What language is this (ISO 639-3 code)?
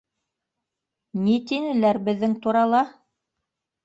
bak